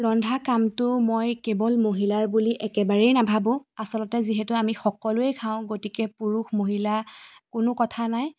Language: Assamese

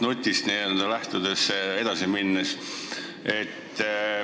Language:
Estonian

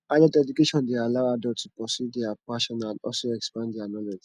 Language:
Nigerian Pidgin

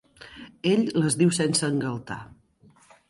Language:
Catalan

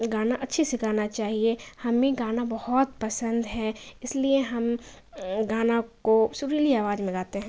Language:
Urdu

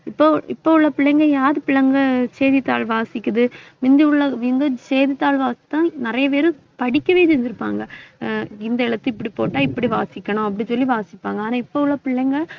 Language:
Tamil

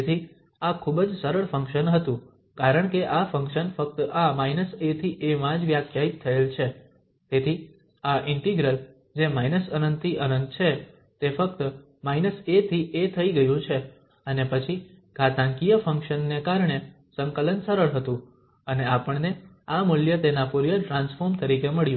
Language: Gujarati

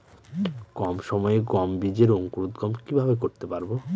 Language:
Bangla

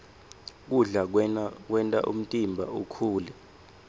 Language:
Swati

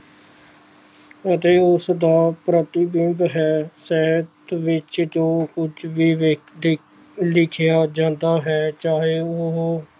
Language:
Punjabi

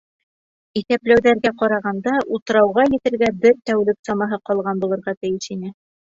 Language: Bashkir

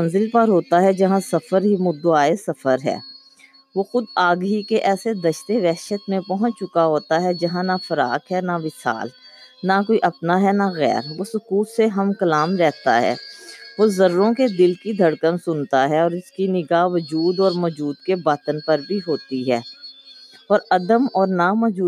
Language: Urdu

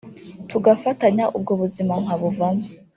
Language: Kinyarwanda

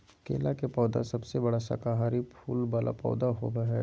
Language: Magahi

